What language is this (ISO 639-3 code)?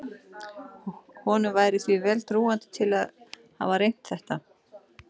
isl